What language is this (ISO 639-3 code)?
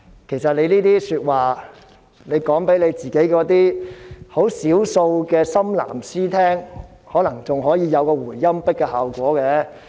yue